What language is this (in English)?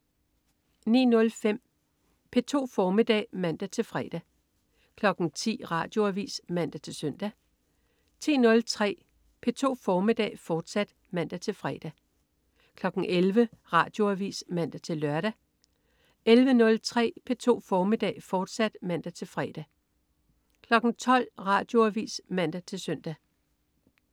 Danish